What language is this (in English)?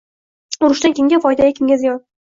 Uzbek